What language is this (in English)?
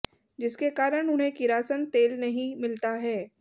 Hindi